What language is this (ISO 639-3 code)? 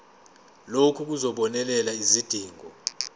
zul